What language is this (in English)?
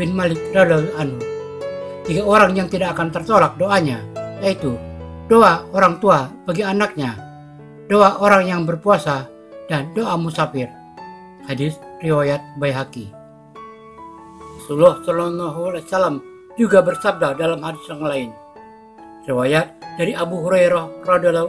Indonesian